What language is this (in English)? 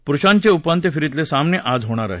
Marathi